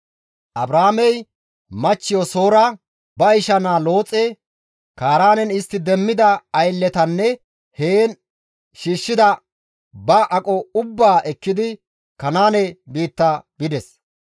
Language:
Gamo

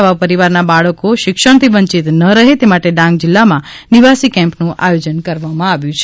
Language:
Gujarati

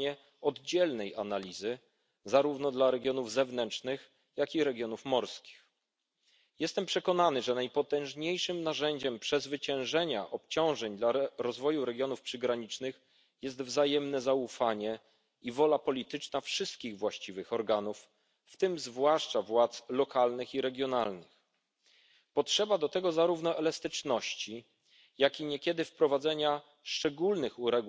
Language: Polish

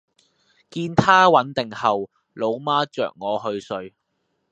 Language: Cantonese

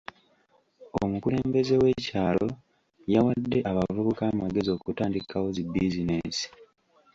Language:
Ganda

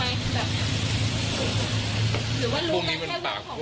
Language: Thai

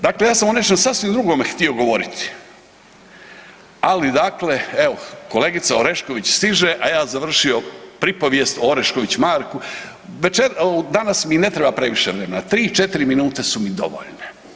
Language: Croatian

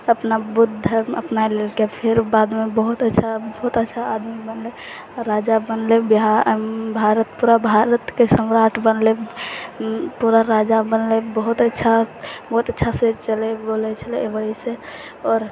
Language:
Maithili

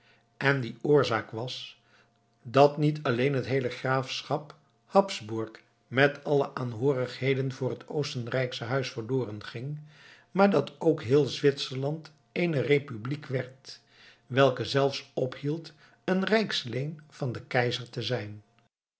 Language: Dutch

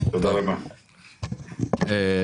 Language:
Hebrew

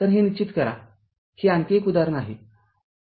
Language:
Marathi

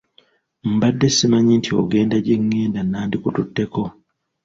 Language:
Ganda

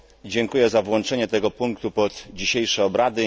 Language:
Polish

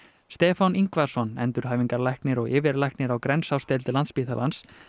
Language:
Icelandic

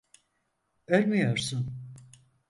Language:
Turkish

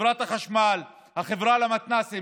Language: Hebrew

